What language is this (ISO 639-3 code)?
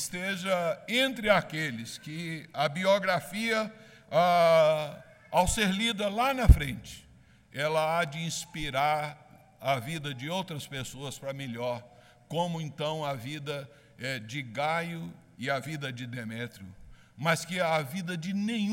por